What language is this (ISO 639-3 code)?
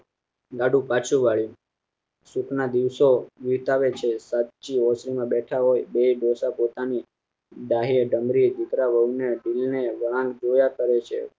guj